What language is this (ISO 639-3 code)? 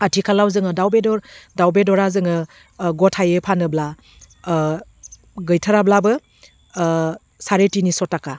brx